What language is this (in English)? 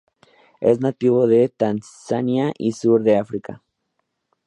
Spanish